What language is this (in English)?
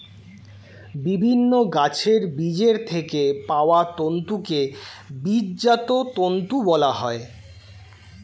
Bangla